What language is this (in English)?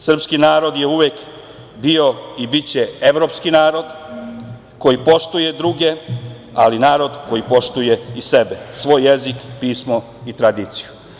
Serbian